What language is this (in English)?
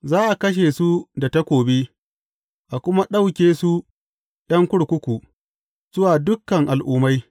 Hausa